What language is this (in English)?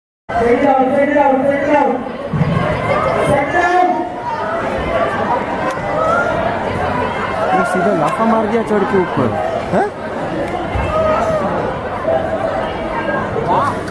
Korean